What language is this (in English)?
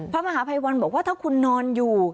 Thai